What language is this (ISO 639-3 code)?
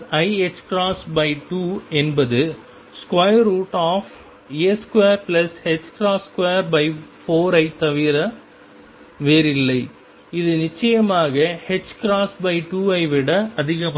tam